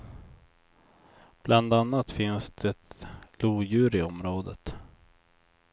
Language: Swedish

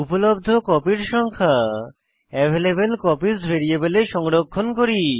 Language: Bangla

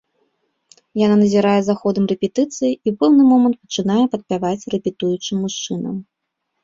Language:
Belarusian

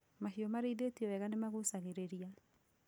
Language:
Kikuyu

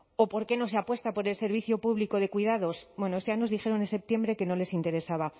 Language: Spanish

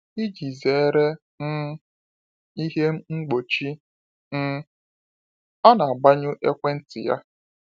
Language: Igbo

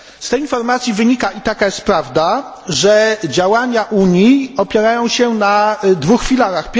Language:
Polish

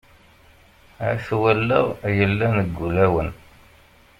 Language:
Kabyle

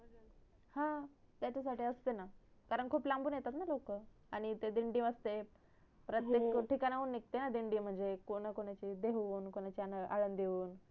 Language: Marathi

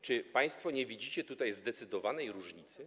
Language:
Polish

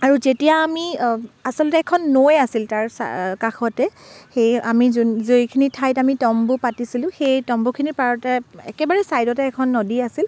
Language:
Assamese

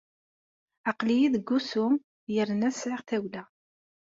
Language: Kabyle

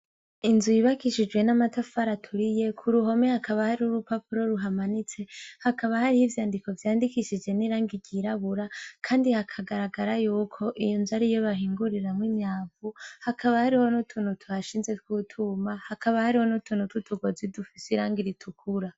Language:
Rundi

